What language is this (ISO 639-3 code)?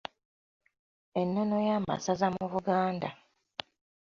lug